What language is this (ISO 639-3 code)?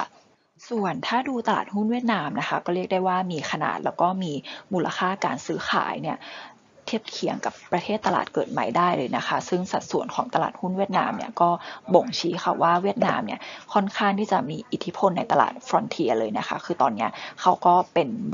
tha